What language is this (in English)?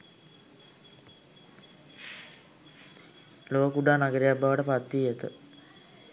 Sinhala